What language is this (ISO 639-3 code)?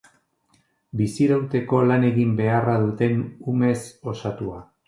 eus